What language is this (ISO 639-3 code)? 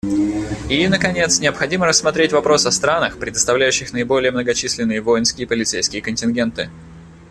rus